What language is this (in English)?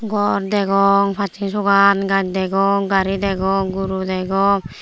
Chakma